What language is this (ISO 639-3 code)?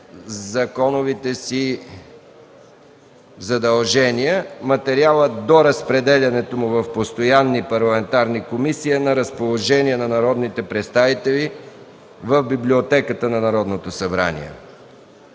bul